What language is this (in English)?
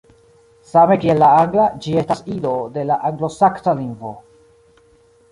Esperanto